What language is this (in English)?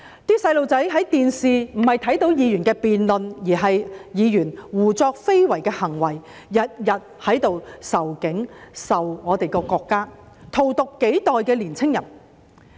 Cantonese